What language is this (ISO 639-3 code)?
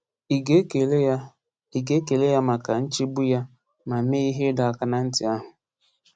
ibo